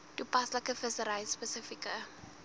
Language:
Afrikaans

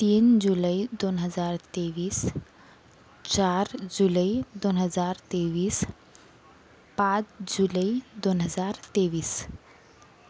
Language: Marathi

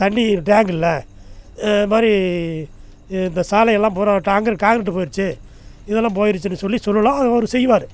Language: Tamil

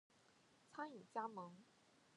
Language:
Chinese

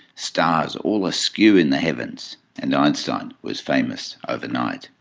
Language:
English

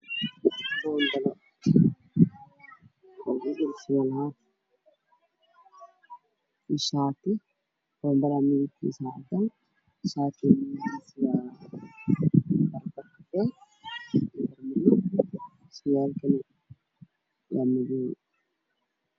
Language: Somali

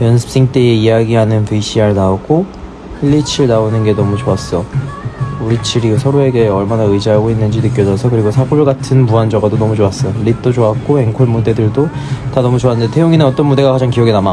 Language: Korean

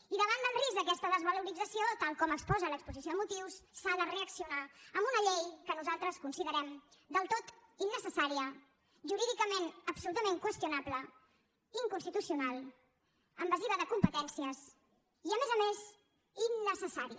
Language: Catalan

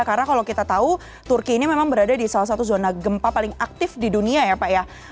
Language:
Indonesian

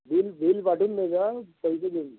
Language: Marathi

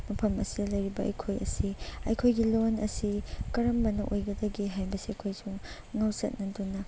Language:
Manipuri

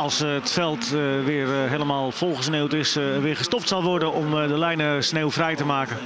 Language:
Dutch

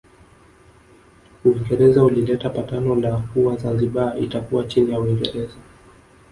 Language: Swahili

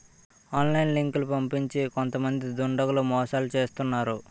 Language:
Telugu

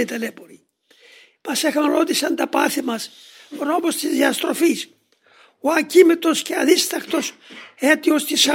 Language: Greek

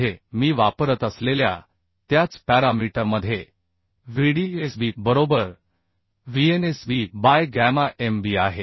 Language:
Marathi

